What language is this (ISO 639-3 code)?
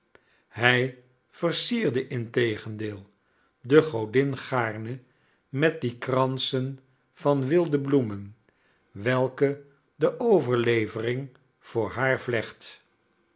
nld